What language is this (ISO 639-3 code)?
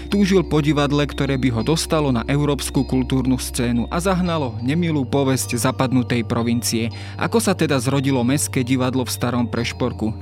slk